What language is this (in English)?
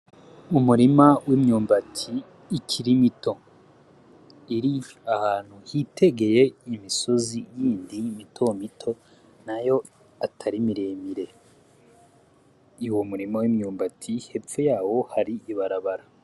Rundi